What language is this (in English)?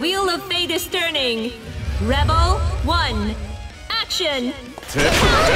Japanese